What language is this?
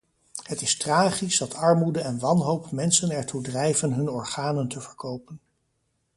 Dutch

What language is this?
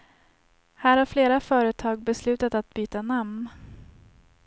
Swedish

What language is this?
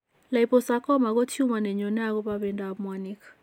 Kalenjin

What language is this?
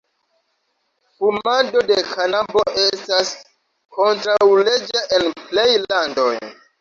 Esperanto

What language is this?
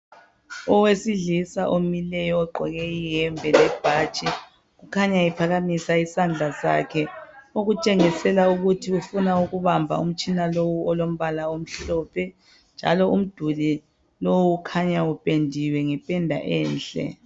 North Ndebele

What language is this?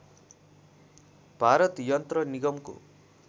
Nepali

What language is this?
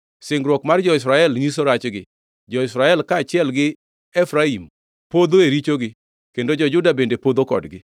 Luo (Kenya and Tanzania)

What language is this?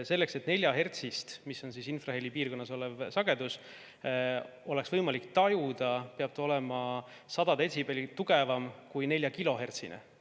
Estonian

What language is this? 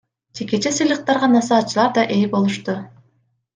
Kyrgyz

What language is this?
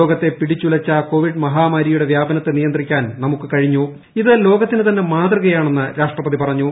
Malayalam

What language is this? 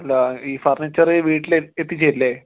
Malayalam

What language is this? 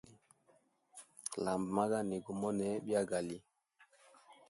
Hemba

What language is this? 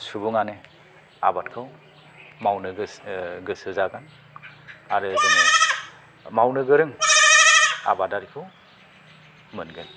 Bodo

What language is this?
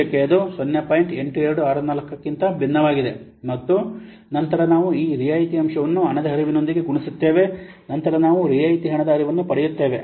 Kannada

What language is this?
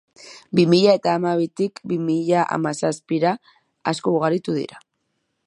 Basque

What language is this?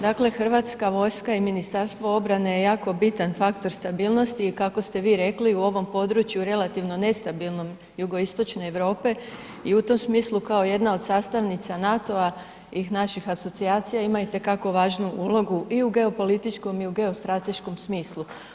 Croatian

